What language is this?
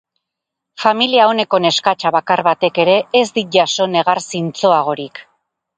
Basque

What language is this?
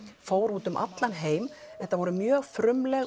Icelandic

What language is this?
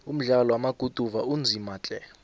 South Ndebele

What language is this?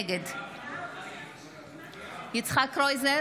Hebrew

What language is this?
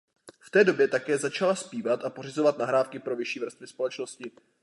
Czech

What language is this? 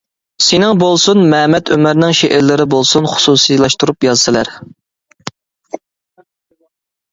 Uyghur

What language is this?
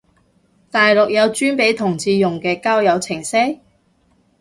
Cantonese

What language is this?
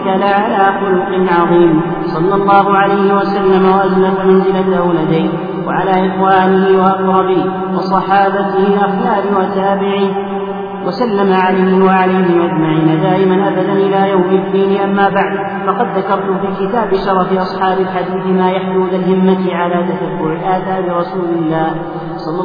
Arabic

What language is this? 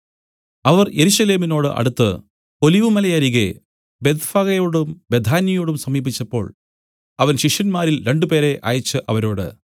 Malayalam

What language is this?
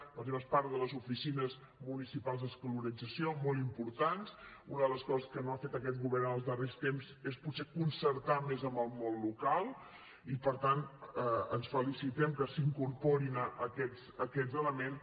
Catalan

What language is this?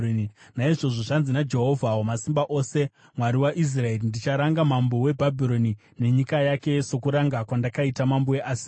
Shona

